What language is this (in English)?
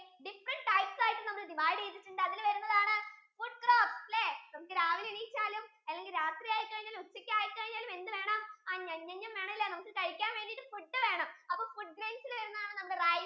Malayalam